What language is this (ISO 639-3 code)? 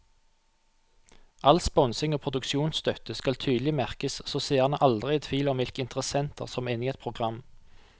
nor